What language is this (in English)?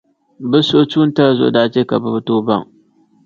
Dagbani